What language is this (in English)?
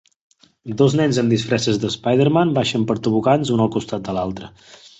Catalan